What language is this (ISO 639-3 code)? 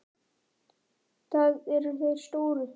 isl